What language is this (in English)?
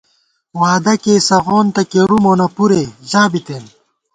Gawar-Bati